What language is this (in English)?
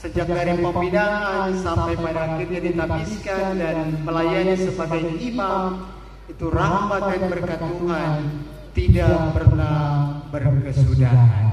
Indonesian